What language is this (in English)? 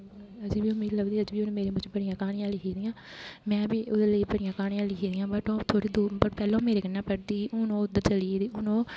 Dogri